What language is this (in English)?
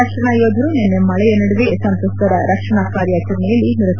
Kannada